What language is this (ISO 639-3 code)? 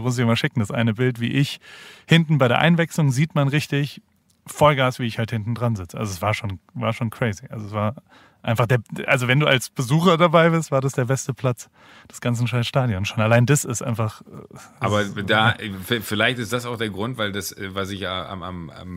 deu